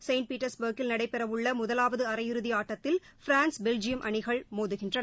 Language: Tamil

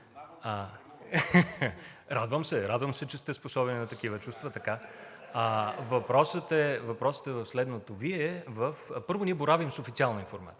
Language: Bulgarian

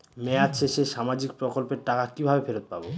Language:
Bangla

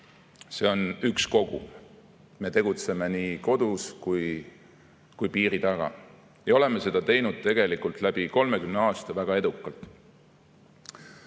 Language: Estonian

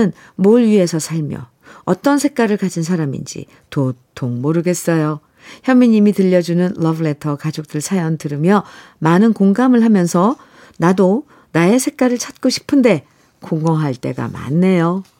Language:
Korean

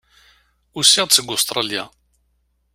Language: Kabyle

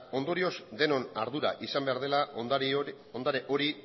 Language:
Basque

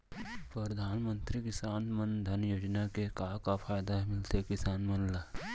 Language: Chhattisgarhi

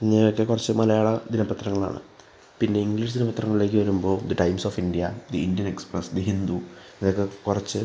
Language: Malayalam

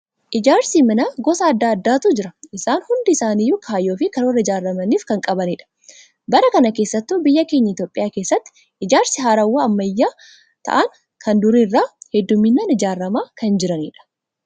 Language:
Oromo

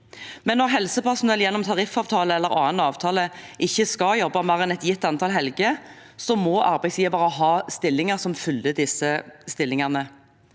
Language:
Norwegian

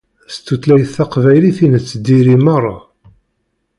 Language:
Kabyle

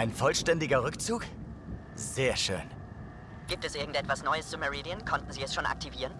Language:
German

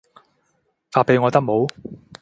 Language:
Cantonese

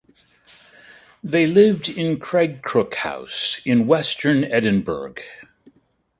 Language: English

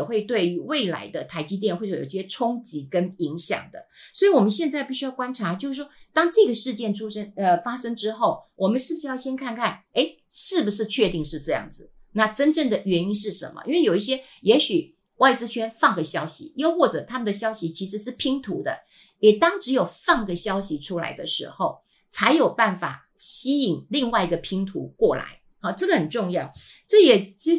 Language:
Chinese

